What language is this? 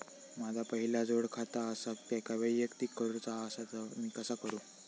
Marathi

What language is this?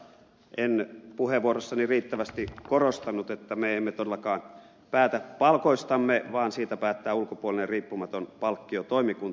Finnish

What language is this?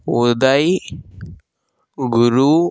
Telugu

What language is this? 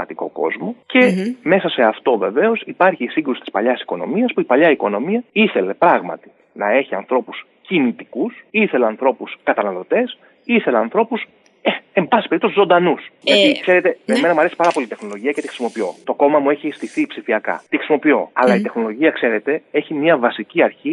Greek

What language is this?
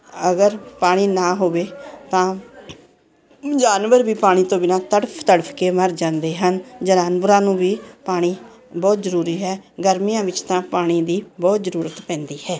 Punjabi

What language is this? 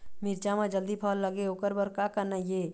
Chhattisgarhi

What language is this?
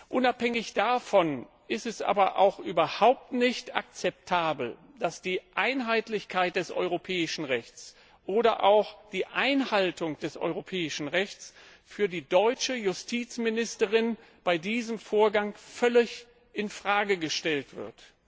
German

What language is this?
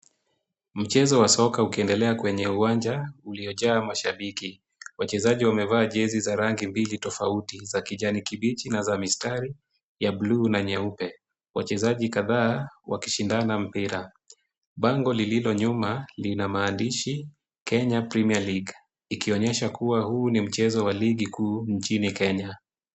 Swahili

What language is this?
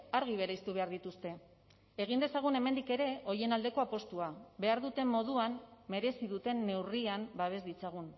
Basque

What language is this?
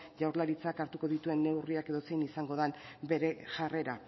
Basque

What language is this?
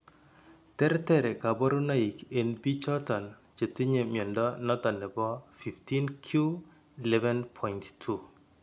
Kalenjin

